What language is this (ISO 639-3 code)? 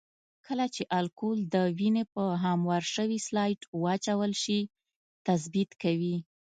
pus